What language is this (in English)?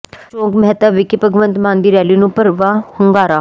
Punjabi